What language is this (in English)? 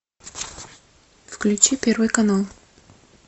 Russian